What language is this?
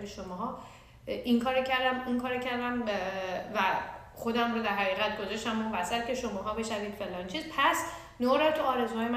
Persian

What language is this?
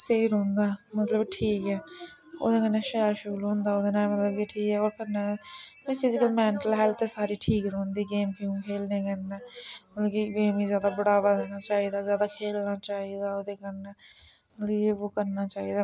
Dogri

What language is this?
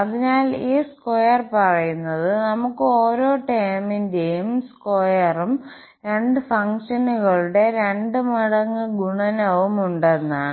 Malayalam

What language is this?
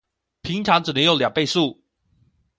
Chinese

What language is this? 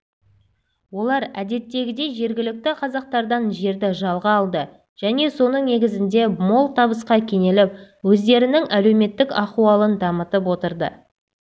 Kazakh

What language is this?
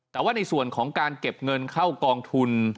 Thai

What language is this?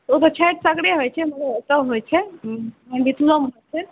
Maithili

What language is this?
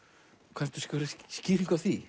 Icelandic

